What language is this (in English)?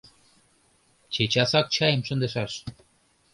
Mari